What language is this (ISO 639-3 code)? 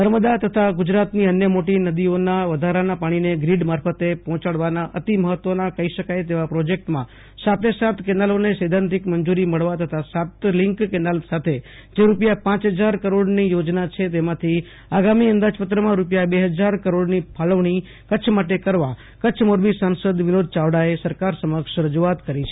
guj